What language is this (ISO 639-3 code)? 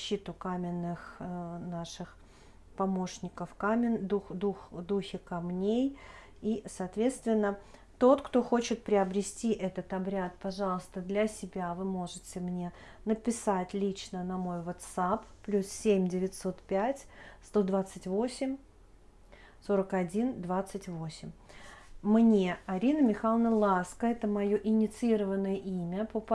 rus